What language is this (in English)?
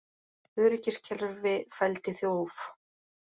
Icelandic